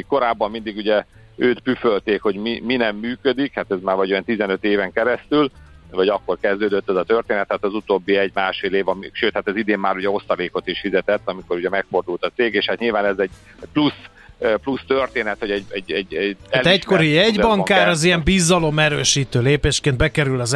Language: Hungarian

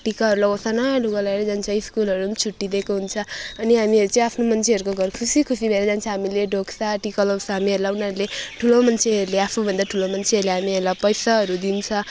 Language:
Nepali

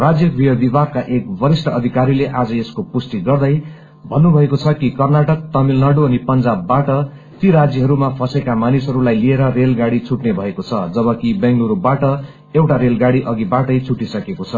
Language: Nepali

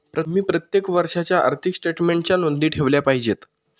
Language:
Marathi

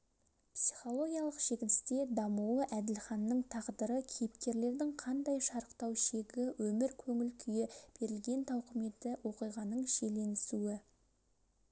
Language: Kazakh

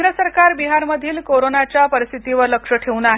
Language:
Marathi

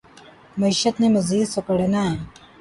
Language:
Urdu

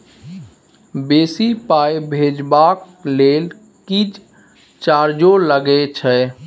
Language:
Maithili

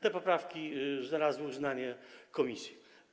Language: Polish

